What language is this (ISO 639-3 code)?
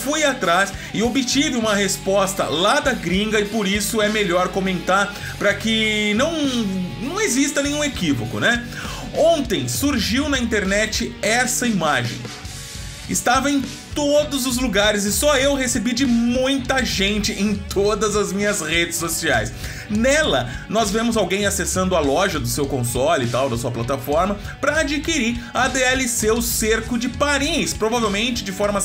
por